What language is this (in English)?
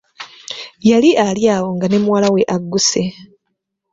Ganda